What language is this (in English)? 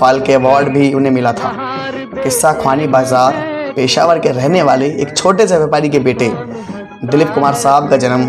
Hindi